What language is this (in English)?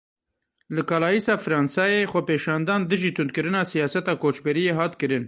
Kurdish